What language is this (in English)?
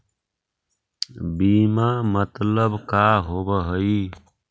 Magahi